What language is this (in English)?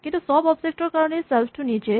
Assamese